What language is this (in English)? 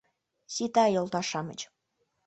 Mari